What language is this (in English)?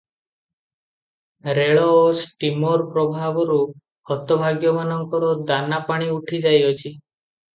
Odia